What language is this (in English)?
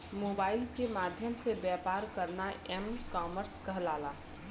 Bhojpuri